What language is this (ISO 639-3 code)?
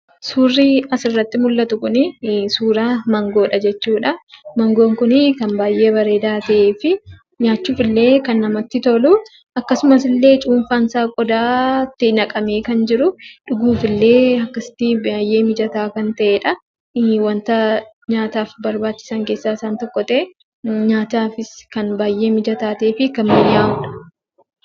orm